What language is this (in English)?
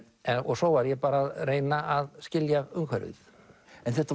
Icelandic